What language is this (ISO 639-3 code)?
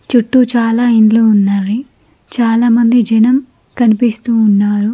tel